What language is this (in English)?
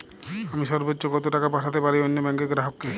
Bangla